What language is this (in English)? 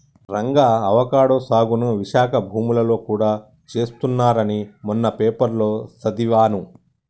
Telugu